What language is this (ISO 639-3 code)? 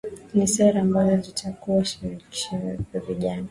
swa